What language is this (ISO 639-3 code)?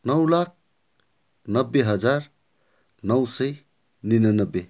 nep